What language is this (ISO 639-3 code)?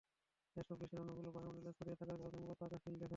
ben